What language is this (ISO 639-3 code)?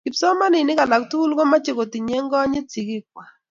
kln